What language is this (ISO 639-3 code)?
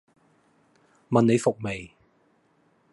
yue